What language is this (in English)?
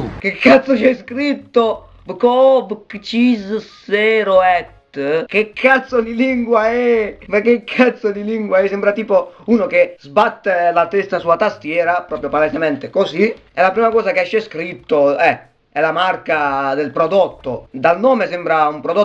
Italian